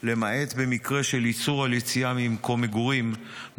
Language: Hebrew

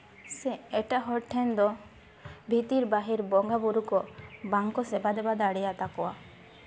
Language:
Santali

